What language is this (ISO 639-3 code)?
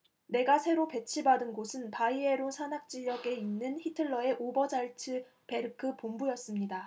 kor